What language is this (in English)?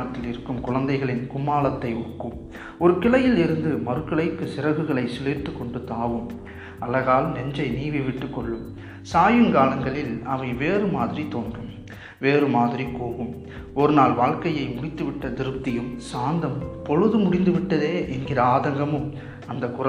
Tamil